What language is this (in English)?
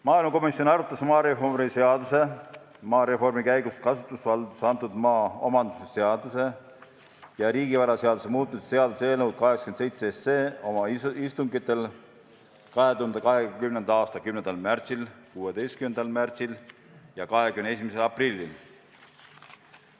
Estonian